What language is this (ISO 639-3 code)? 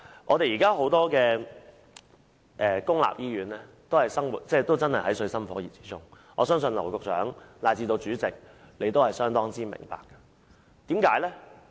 yue